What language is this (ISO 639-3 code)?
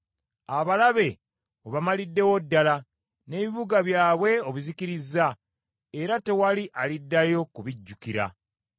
lug